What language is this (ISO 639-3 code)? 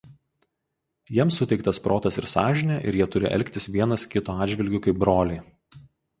lit